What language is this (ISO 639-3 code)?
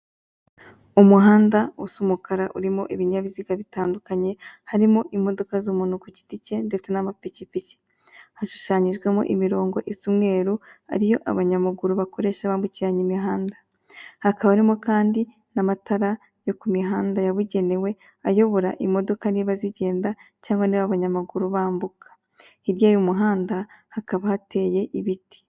kin